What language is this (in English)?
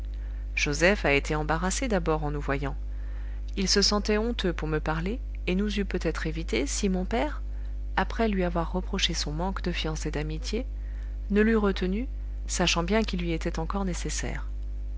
French